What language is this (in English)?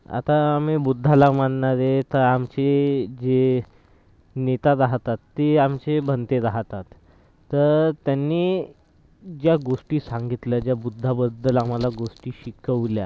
Marathi